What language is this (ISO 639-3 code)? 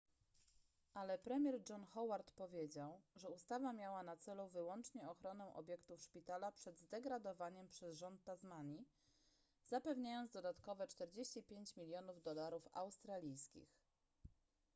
pol